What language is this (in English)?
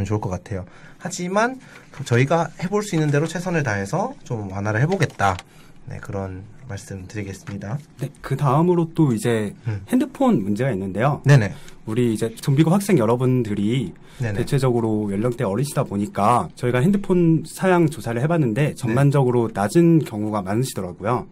Korean